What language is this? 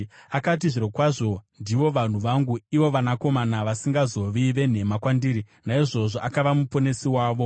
Shona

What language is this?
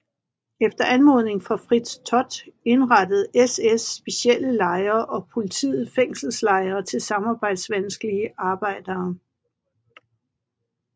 Danish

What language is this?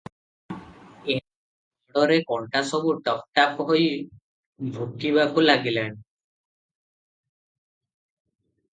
Odia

